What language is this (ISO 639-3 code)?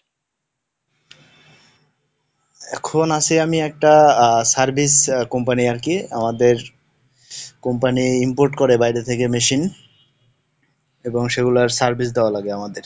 ben